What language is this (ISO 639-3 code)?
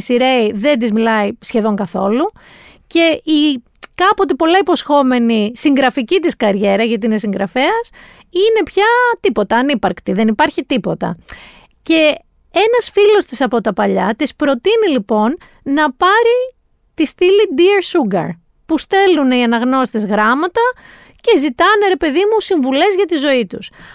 ell